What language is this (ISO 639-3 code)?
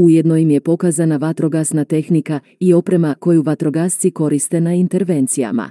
hrv